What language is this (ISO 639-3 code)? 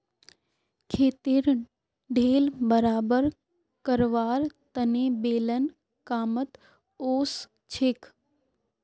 mag